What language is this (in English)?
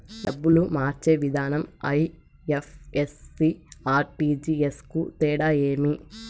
Telugu